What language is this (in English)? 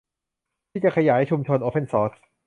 Thai